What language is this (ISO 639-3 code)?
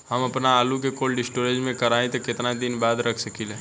bho